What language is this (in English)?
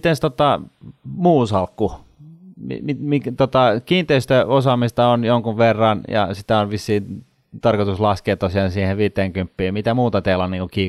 Finnish